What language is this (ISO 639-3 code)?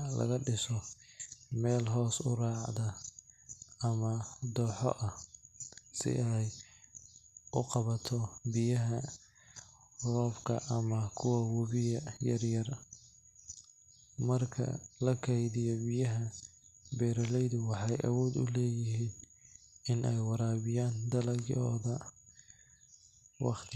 som